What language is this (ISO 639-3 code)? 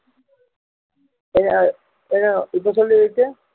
tam